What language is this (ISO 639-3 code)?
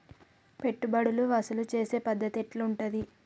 tel